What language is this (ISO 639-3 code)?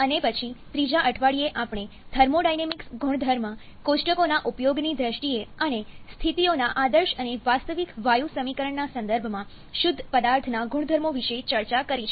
guj